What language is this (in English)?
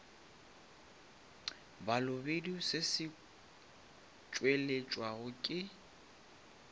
Northern Sotho